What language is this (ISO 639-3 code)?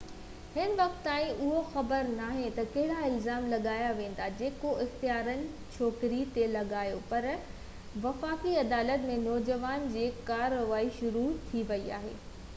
snd